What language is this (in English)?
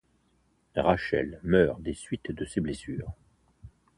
French